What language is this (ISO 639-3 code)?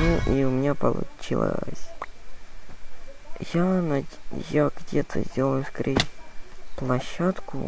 rus